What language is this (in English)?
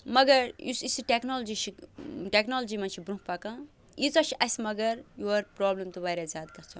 Kashmiri